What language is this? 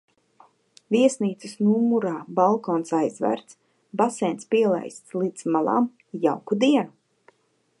Latvian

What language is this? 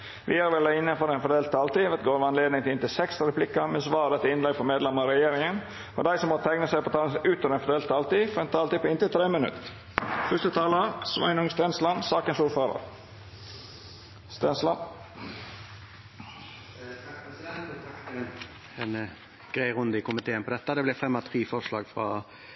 Norwegian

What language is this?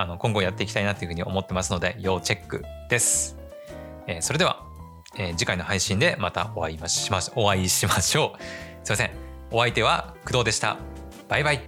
Japanese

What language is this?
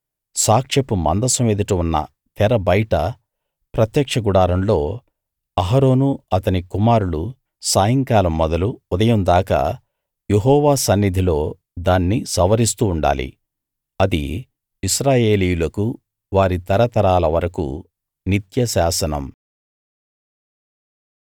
Telugu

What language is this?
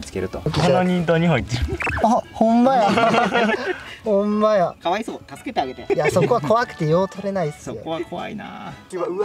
Japanese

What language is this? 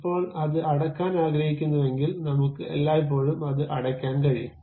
Malayalam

